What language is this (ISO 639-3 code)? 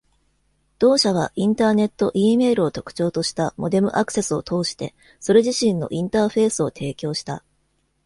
jpn